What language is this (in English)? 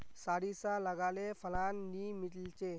Magahi